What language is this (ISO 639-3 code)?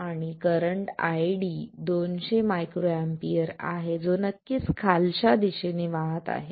mar